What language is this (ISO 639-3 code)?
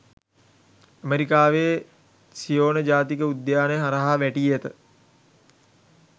sin